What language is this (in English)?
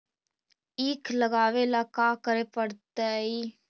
Magahi